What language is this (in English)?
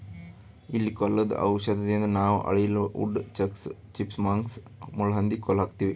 Kannada